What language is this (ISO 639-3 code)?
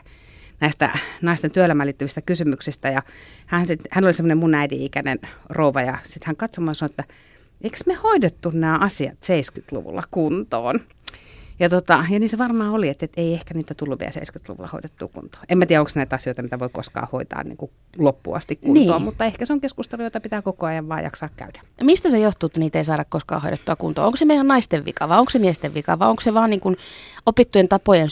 fin